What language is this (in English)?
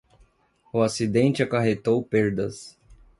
Portuguese